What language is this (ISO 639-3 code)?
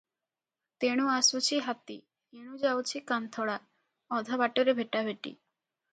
ori